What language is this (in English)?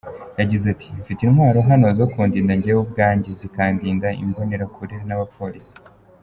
Kinyarwanda